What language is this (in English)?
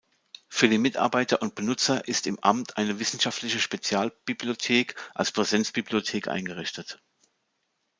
German